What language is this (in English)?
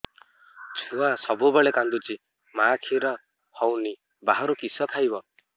Odia